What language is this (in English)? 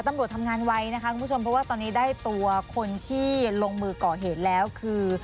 Thai